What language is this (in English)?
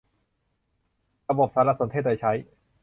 Thai